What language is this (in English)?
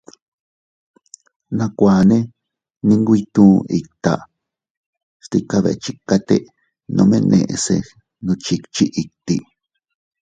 Teutila Cuicatec